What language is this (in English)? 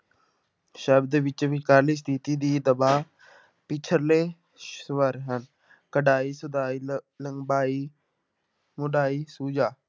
Punjabi